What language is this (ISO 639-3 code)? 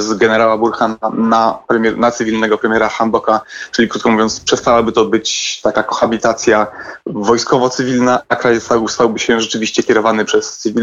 pol